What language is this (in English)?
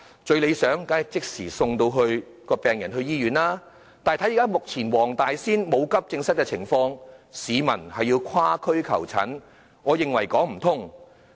Cantonese